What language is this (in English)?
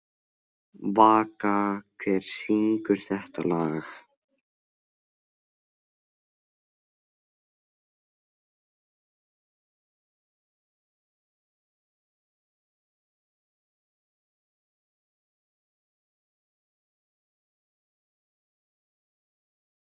Icelandic